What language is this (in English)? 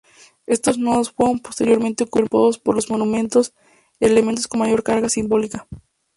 Spanish